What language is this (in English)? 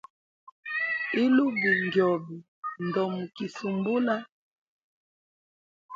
Hemba